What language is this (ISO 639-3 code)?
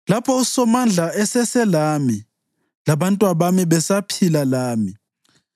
nde